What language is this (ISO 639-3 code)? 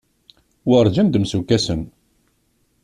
kab